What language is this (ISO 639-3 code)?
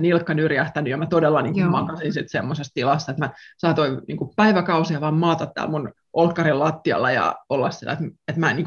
fin